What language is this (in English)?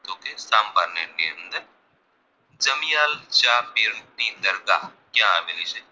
Gujarati